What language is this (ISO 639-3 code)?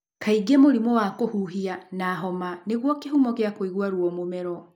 kik